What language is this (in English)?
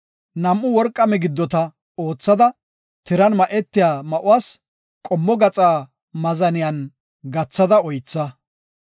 Gofa